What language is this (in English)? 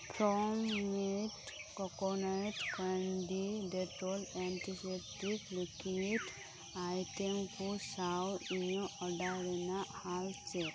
Santali